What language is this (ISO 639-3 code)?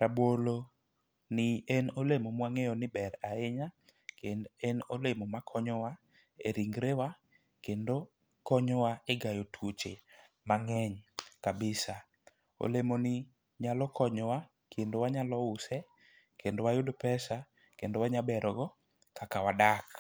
luo